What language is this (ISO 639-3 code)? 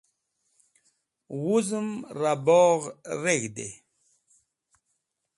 wbl